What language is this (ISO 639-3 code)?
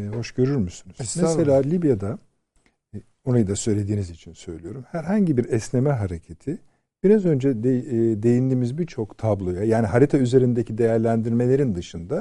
tur